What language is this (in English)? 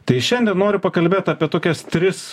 Lithuanian